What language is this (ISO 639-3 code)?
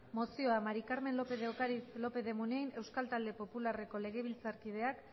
eus